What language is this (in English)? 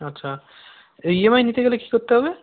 Bangla